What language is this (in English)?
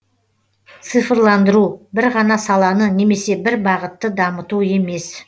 Kazakh